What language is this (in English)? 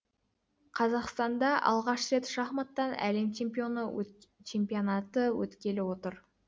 Kazakh